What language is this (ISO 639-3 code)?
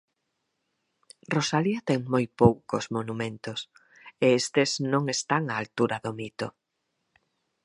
glg